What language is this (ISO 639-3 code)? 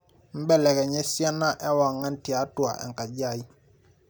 mas